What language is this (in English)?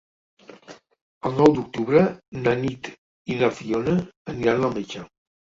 Catalan